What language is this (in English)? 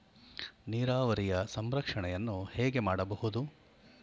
Kannada